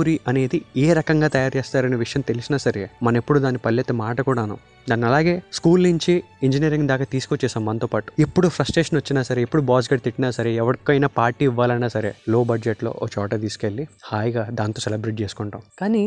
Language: Telugu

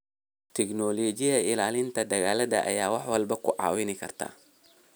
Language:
Somali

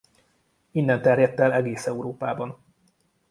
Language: Hungarian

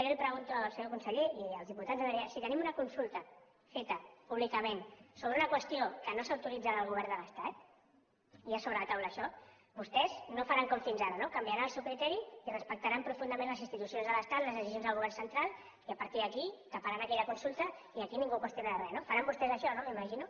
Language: Catalan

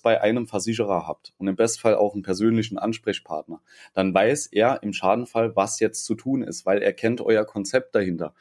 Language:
German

